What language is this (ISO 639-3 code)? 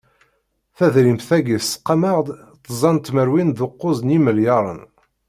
kab